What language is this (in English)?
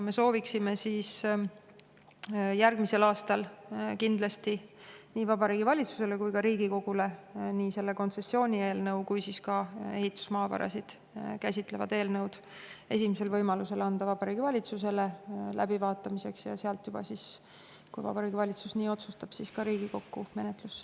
Estonian